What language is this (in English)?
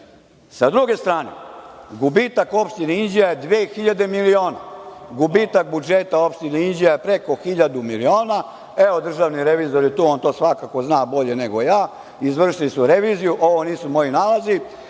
Serbian